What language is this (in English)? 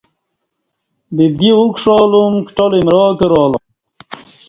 Kati